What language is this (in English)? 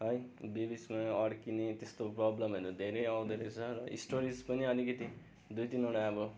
Nepali